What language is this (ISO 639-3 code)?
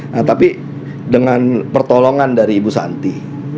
ind